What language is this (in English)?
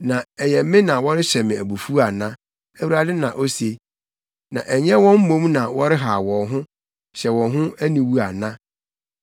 Akan